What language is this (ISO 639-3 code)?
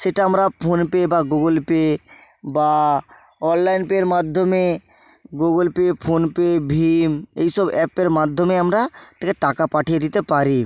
ben